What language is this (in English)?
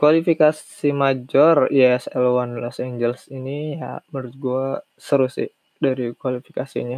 Indonesian